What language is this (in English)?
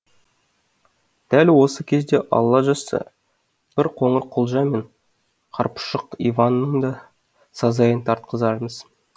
Kazakh